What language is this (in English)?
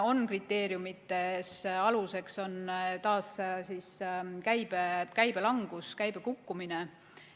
Estonian